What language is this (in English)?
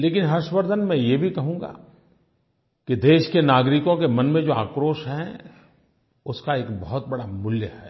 Hindi